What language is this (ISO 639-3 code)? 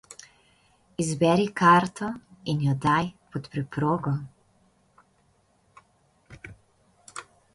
slv